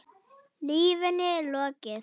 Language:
Icelandic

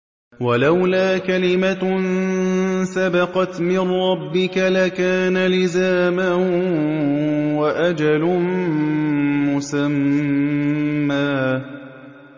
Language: Arabic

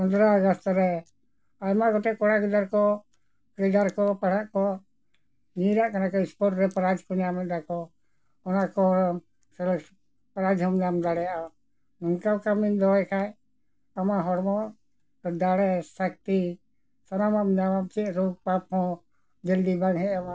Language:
Santali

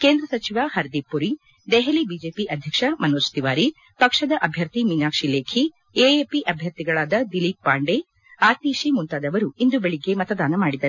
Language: Kannada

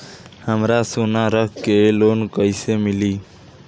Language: Bhojpuri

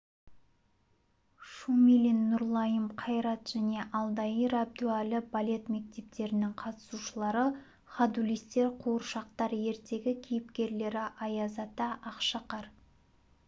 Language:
Kazakh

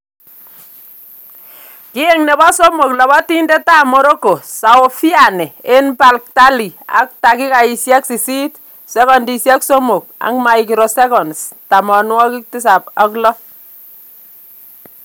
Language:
Kalenjin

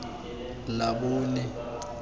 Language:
Tswana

